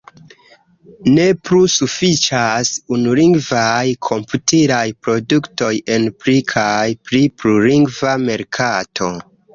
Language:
Esperanto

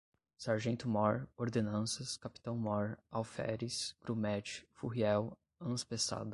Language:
Portuguese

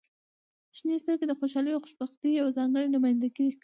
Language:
Pashto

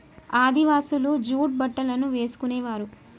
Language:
Telugu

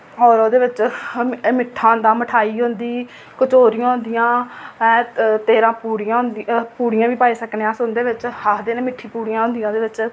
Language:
Dogri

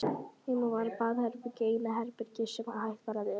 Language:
Icelandic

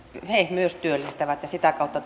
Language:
Finnish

